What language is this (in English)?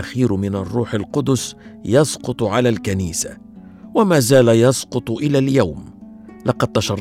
Arabic